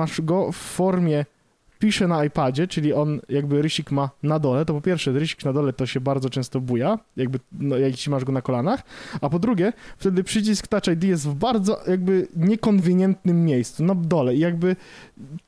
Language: Polish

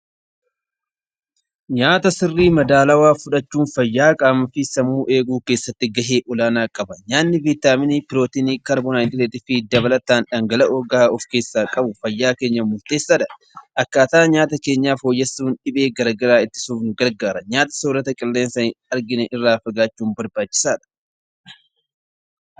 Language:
Oromo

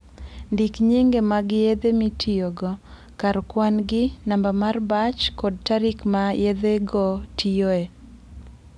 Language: Luo (Kenya and Tanzania)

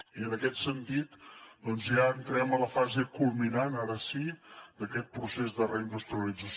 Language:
Catalan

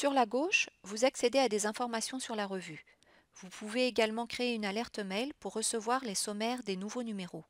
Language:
French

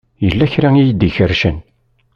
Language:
Kabyle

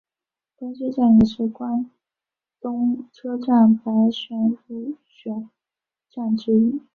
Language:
Chinese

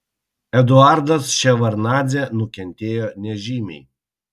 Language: Lithuanian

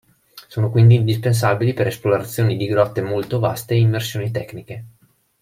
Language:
Italian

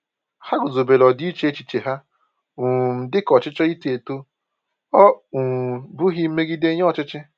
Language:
Igbo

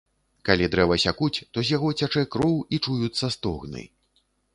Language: Belarusian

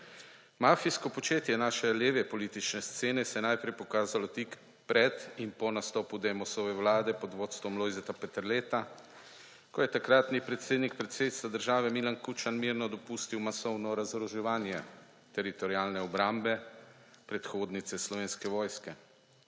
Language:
Slovenian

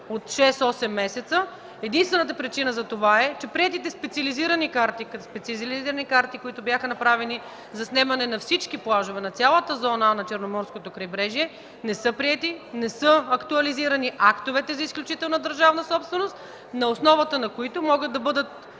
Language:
Bulgarian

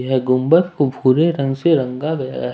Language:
Hindi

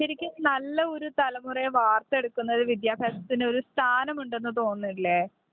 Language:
Malayalam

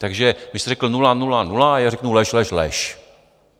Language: Czech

